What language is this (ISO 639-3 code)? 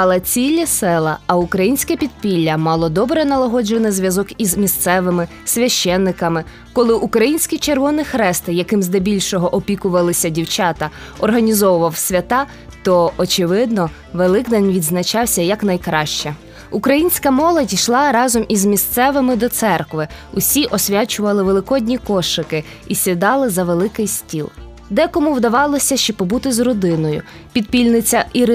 ukr